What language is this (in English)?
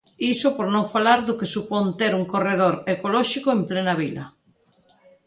Galician